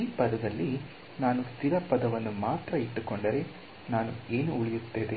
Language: Kannada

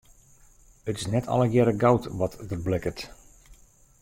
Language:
Western Frisian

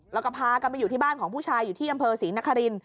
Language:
Thai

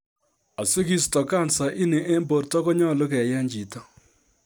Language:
Kalenjin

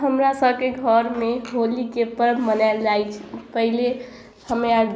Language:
Maithili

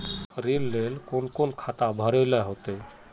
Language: Magahi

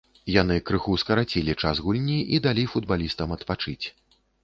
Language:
Belarusian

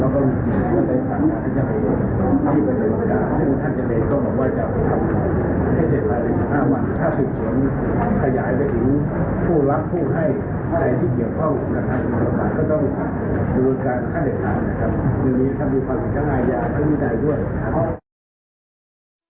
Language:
Thai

